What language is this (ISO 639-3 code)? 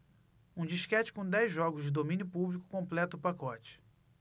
por